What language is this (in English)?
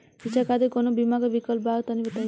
Bhojpuri